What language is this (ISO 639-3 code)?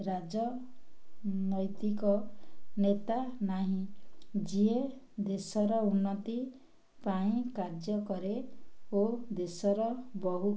ori